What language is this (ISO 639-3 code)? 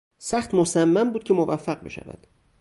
fas